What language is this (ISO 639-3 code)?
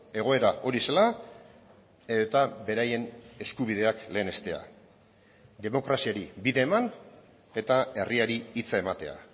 eus